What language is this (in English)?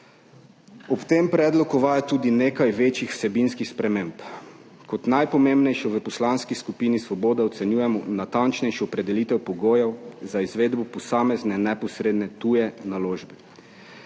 Slovenian